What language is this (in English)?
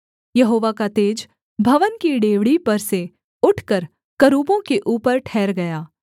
Hindi